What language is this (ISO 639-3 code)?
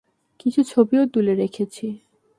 ben